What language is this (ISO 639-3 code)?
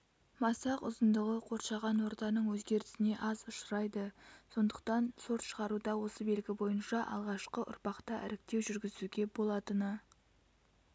kaz